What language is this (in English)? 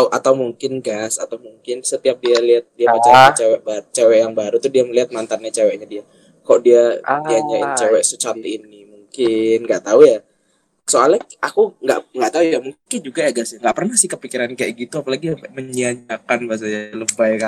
Indonesian